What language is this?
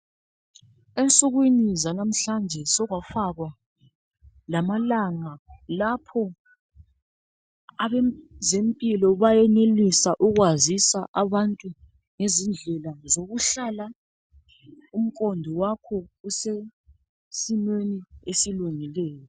North Ndebele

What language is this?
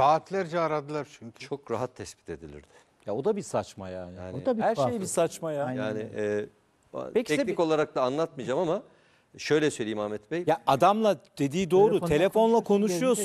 Turkish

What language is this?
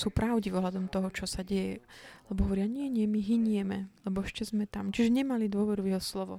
Slovak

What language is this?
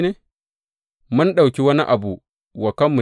Hausa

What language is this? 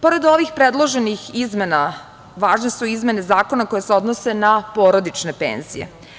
Serbian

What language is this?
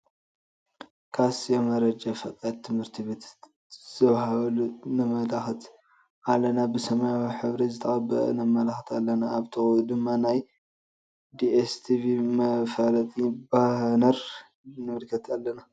Tigrinya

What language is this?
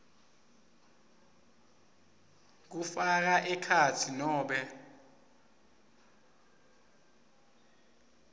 Swati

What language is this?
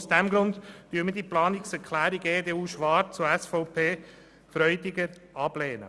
Swiss German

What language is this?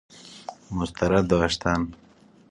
Persian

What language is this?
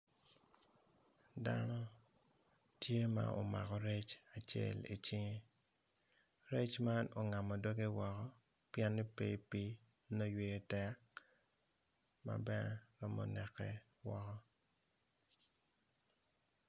Acoli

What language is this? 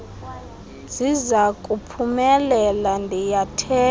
Xhosa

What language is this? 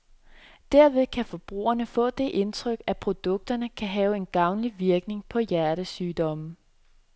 Danish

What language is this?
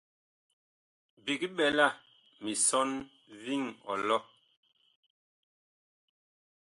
Bakoko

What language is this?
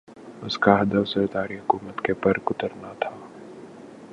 Urdu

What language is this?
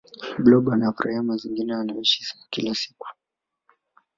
Swahili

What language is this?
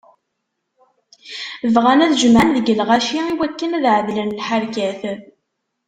Kabyle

